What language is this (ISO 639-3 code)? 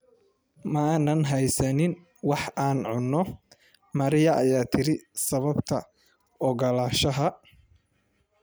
som